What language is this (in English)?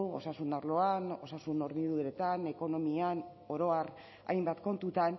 Basque